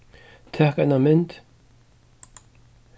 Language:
Faroese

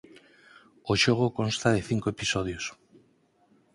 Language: Galician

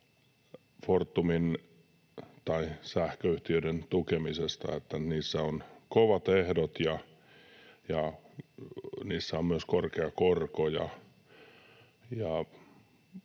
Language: Finnish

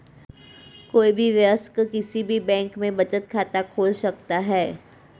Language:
Hindi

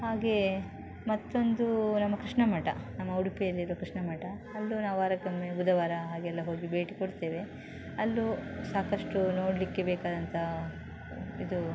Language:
Kannada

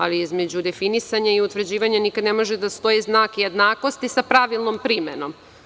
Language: Serbian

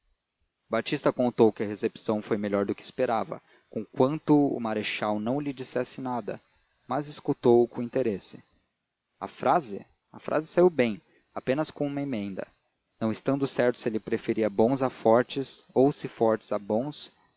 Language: Portuguese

